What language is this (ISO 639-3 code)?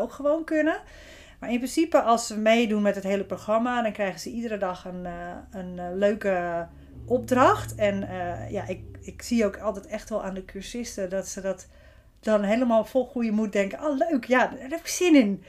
nld